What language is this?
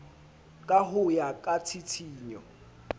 Southern Sotho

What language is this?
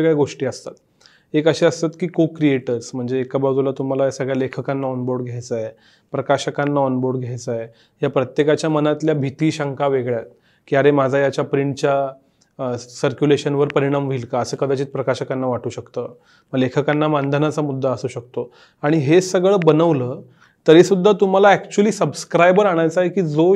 Marathi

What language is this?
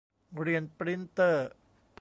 Thai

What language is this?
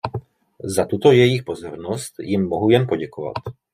Czech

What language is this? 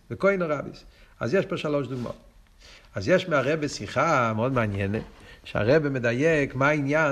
Hebrew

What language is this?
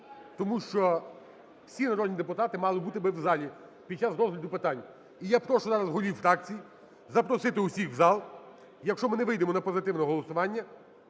Ukrainian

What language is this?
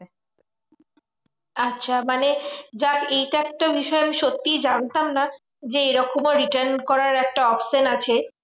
Bangla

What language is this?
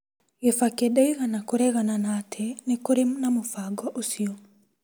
Kikuyu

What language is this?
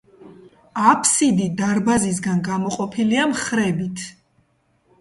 Georgian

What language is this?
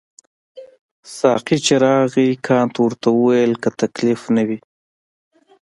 Pashto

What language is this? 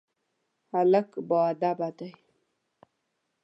Pashto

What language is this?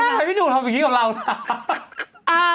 Thai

